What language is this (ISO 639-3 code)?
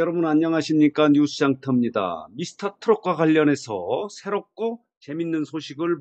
kor